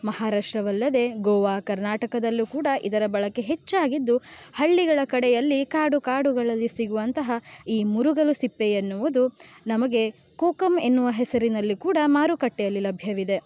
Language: Kannada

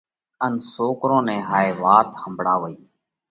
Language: Parkari Koli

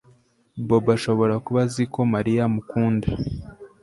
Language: Kinyarwanda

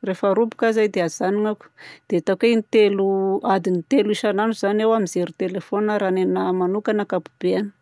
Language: Southern Betsimisaraka Malagasy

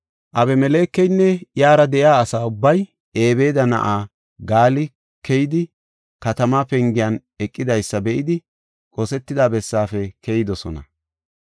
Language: Gofa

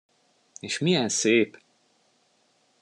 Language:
Hungarian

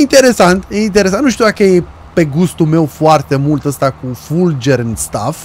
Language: Romanian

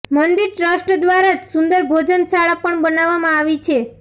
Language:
Gujarati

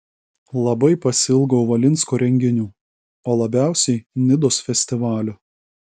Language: Lithuanian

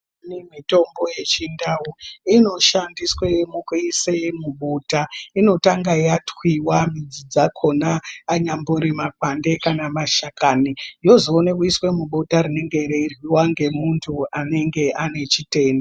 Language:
Ndau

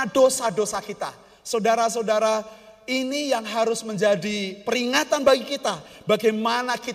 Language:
Indonesian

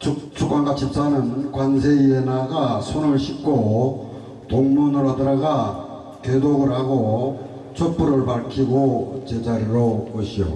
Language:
Korean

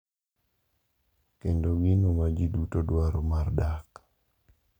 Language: Luo (Kenya and Tanzania)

